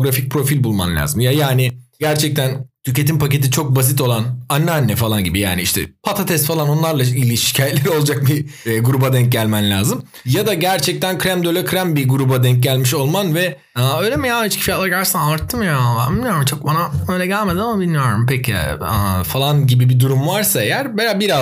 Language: Turkish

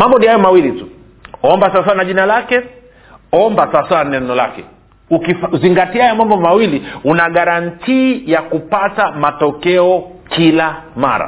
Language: Swahili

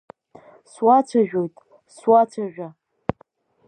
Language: Abkhazian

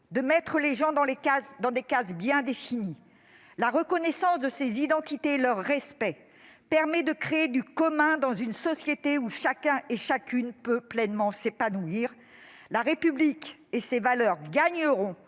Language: French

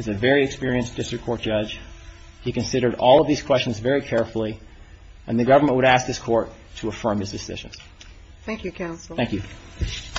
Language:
English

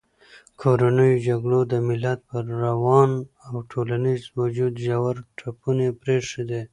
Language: Pashto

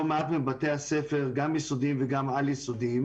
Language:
Hebrew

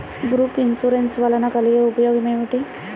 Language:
Telugu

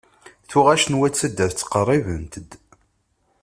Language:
Kabyle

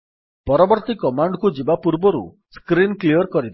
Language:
Odia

